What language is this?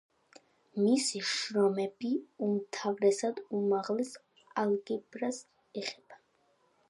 Georgian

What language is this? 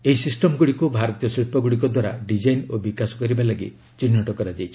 Odia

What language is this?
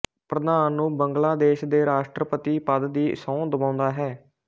Punjabi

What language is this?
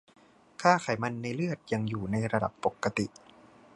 Thai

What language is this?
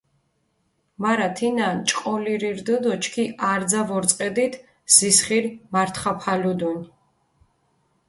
Mingrelian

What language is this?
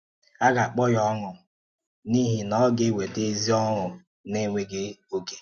Igbo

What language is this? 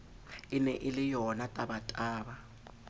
Southern Sotho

